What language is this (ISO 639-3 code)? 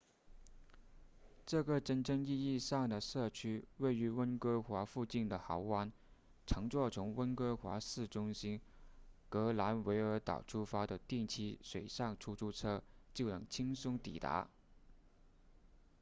zho